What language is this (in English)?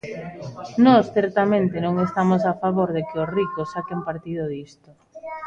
Galician